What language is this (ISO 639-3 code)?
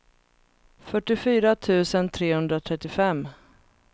swe